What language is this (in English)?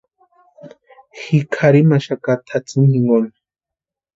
Western Highland Purepecha